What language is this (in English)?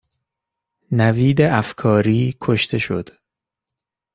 Persian